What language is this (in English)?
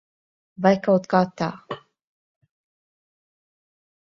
Latvian